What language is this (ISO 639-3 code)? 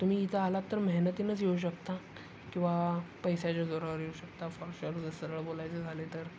mar